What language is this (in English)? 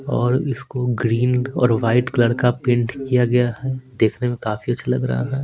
Hindi